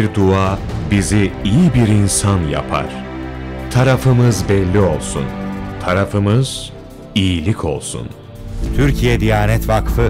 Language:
Turkish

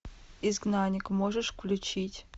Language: Russian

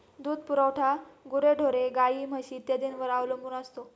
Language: Marathi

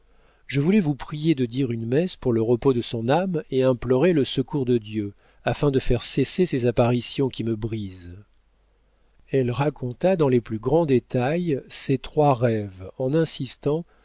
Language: French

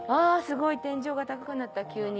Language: Japanese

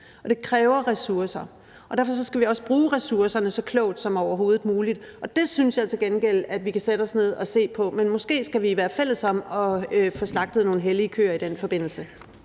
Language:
Danish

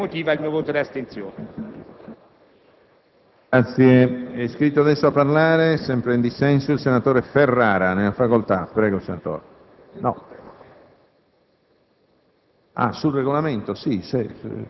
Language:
Italian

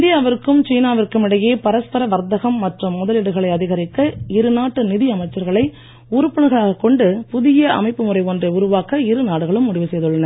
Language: Tamil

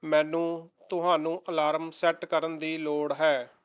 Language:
Punjabi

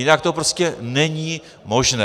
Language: Czech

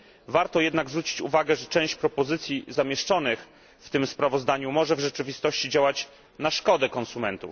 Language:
Polish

